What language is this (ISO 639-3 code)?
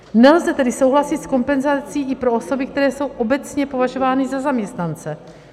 ces